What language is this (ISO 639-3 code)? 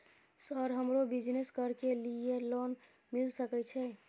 mai